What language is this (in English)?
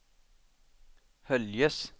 Swedish